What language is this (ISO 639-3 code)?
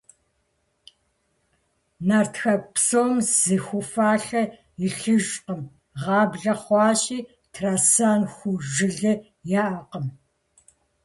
kbd